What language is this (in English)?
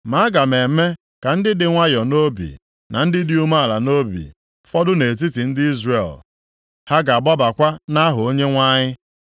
Igbo